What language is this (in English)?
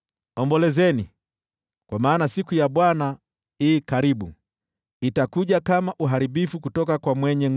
Swahili